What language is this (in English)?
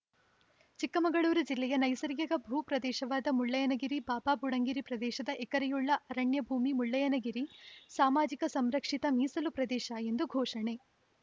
Kannada